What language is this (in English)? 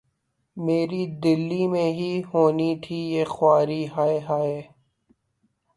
Urdu